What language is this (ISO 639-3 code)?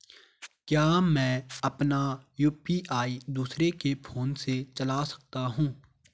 hin